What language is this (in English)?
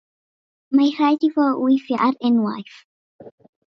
Welsh